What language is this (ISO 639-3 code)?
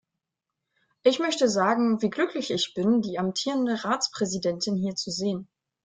deu